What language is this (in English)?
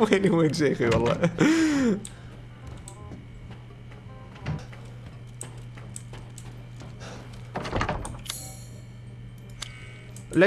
Arabic